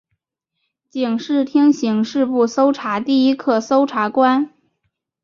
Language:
Chinese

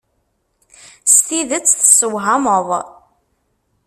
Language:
Kabyle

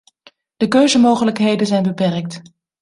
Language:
Dutch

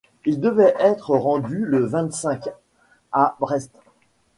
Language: French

